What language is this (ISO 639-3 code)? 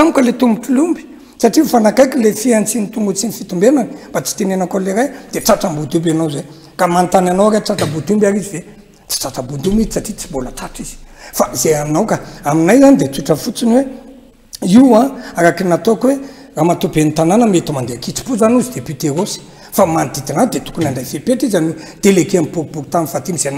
ron